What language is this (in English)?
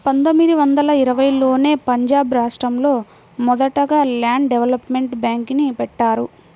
Telugu